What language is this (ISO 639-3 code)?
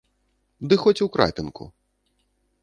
bel